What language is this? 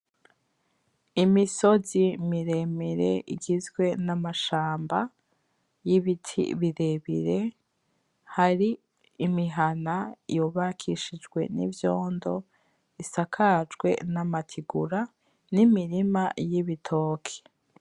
Rundi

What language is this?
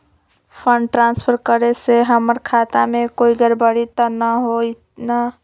Magahi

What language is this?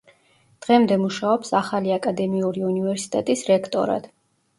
Georgian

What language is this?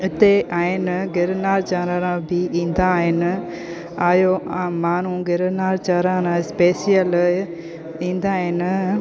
Sindhi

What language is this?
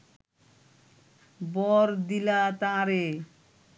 Bangla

